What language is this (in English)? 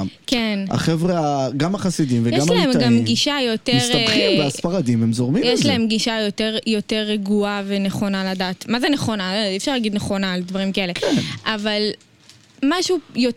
Hebrew